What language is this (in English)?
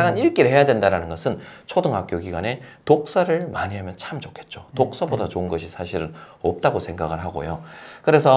Korean